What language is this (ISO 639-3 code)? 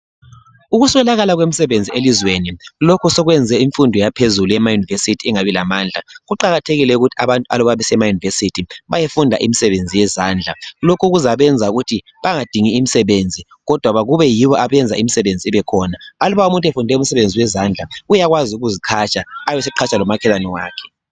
nde